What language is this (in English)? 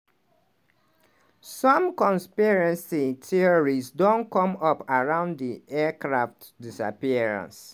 Nigerian Pidgin